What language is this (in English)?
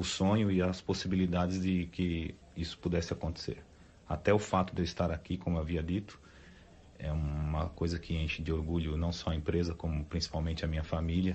Portuguese